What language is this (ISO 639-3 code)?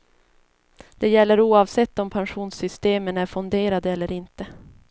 swe